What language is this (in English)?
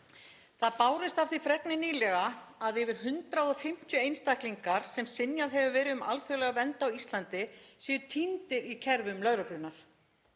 Icelandic